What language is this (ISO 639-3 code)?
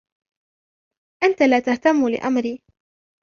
ara